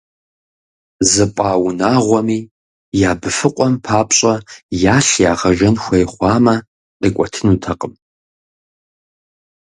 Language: Kabardian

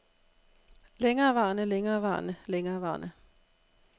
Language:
Danish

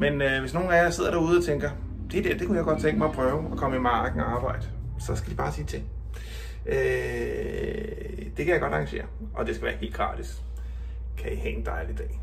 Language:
Danish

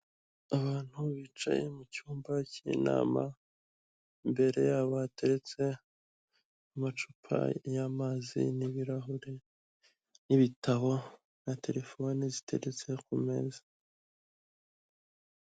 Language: Kinyarwanda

